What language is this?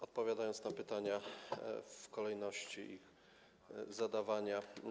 Polish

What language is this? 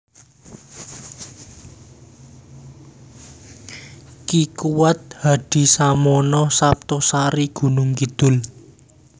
Javanese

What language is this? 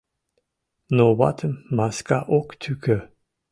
Mari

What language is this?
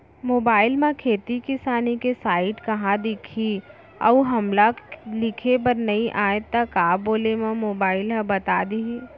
Chhattisgarhi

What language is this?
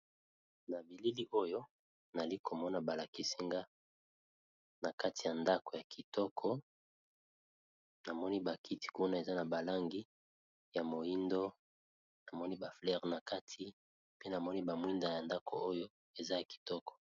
Lingala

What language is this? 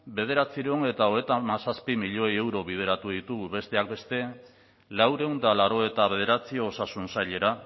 Basque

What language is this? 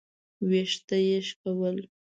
Pashto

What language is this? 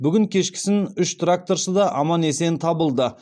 Kazakh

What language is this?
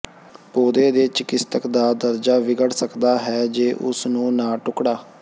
Punjabi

